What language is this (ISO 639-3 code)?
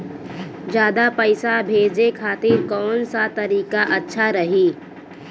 bho